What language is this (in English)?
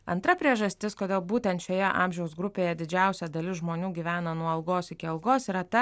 Lithuanian